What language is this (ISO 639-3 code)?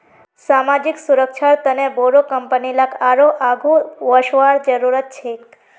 mag